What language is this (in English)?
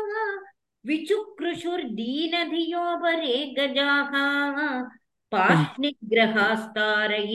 Tamil